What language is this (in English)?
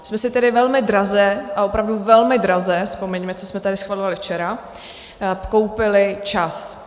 Czech